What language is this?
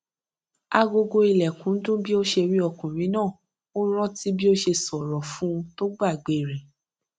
Yoruba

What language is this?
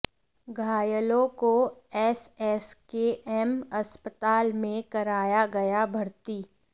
Hindi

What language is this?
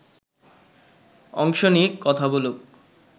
Bangla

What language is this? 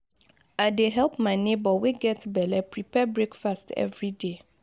Nigerian Pidgin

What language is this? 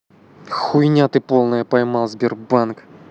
Russian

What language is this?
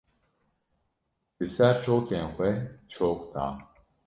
Kurdish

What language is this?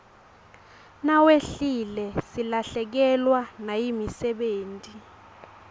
Swati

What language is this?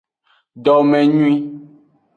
Aja (Benin)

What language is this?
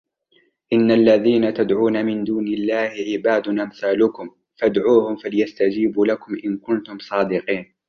Arabic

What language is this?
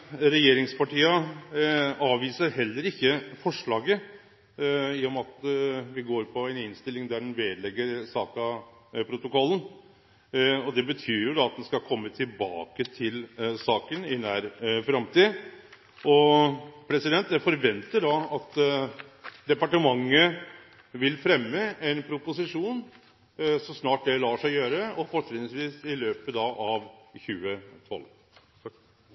Norwegian Nynorsk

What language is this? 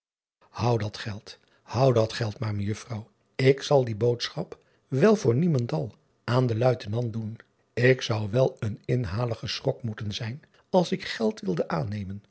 Dutch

